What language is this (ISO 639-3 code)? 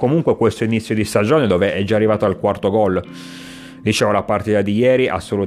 ita